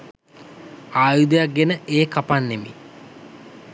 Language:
Sinhala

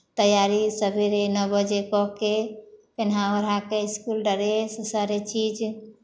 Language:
Maithili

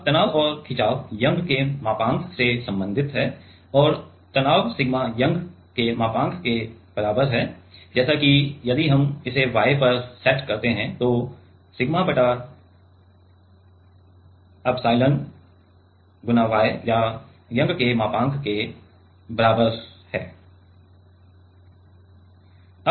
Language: Hindi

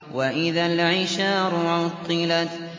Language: Arabic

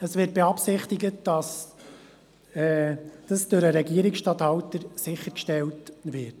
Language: Swiss German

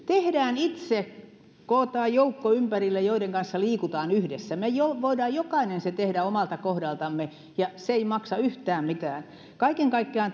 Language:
Finnish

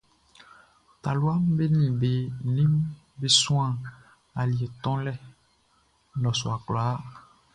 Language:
Baoulé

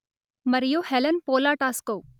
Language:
Telugu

